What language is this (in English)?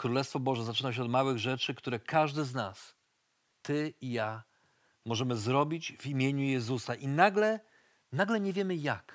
Polish